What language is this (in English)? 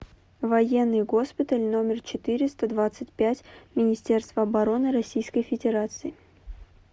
Russian